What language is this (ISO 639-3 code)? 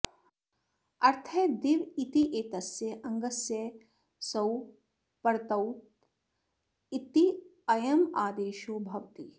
san